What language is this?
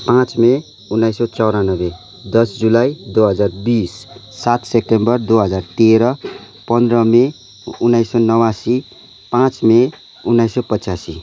Nepali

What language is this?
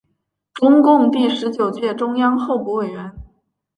Chinese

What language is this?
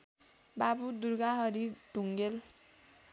Nepali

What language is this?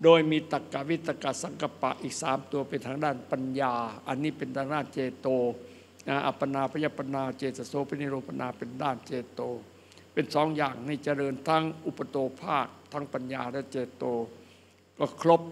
Thai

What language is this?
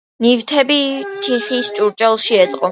Georgian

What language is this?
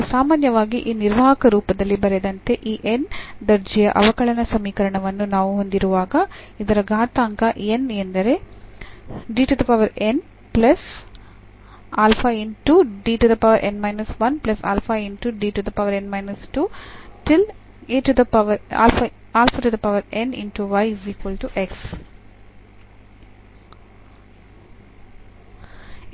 Kannada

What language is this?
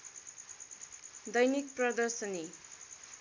Nepali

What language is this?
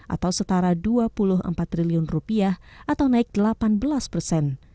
Indonesian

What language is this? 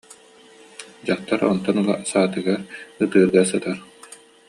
Yakut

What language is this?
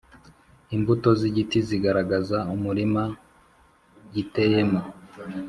Kinyarwanda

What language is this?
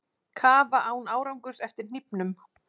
Icelandic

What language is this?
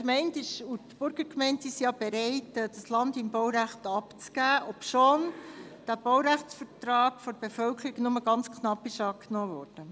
Swiss German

